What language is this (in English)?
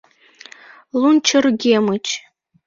Mari